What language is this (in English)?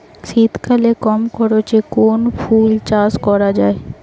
Bangla